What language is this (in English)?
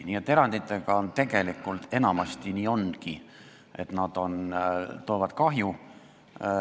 Estonian